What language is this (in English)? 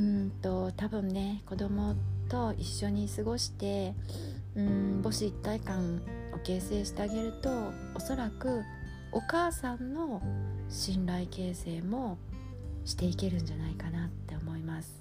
Japanese